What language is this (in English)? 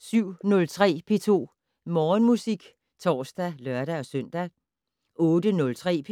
Danish